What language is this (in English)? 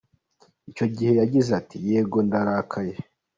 Kinyarwanda